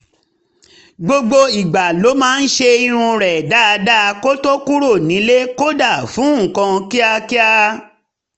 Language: Yoruba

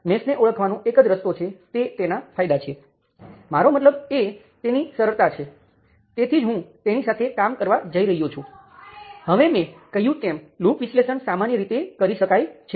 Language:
Gujarati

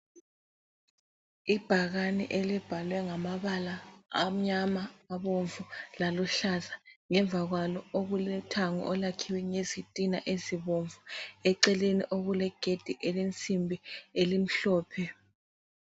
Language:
North Ndebele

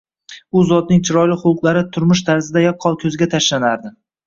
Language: Uzbek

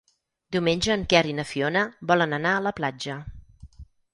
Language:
Catalan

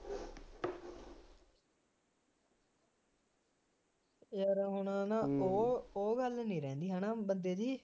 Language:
Punjabi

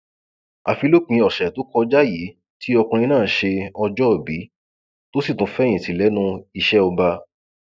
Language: Yoruba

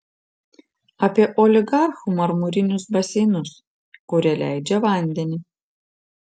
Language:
Lithuanian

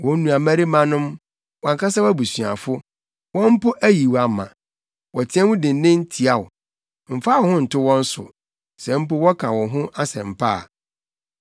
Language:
Akan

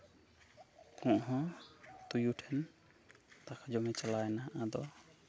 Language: Santali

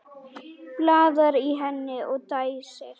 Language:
Icelandic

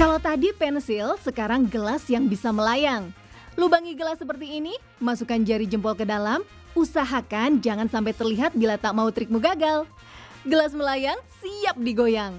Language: Indonesian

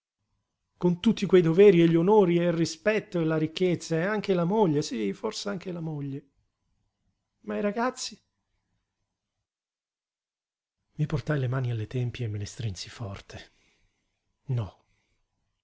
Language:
Italian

